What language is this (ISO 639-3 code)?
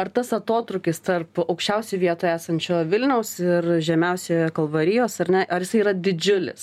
lit